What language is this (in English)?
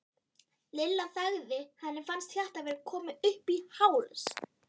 Icelandic